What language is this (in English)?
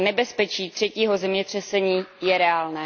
Czech